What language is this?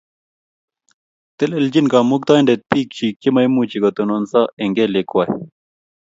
Kalenjin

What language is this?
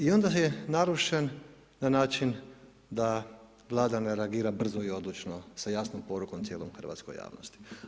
Croatian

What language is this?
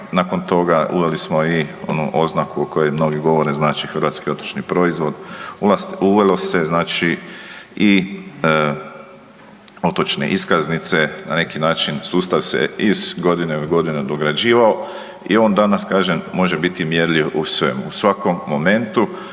Croatian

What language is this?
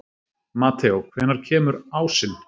Icelandic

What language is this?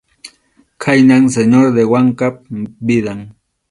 Arequipa-La Unión Quechua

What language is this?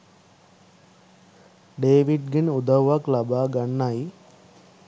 Sinhala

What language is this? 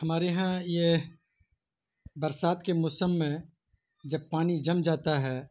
Urdu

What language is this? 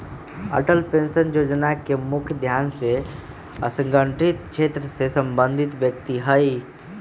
Magahi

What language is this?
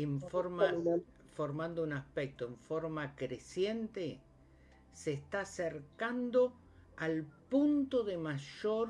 Spanish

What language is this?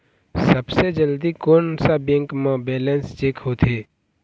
Chhattisgarhi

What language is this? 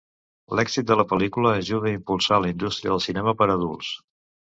Catalan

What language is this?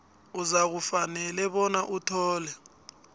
South Ndebele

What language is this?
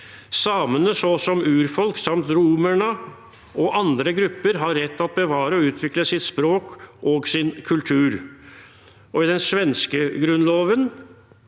Norwegian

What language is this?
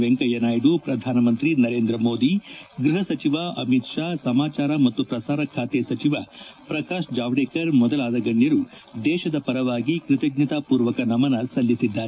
Kannada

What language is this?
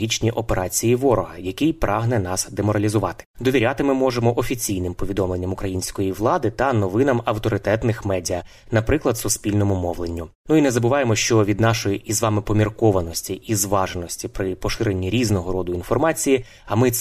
Ukrainian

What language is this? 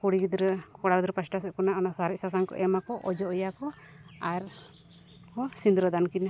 Santali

